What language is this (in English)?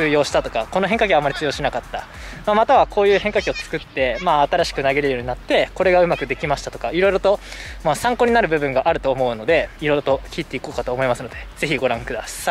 Japanese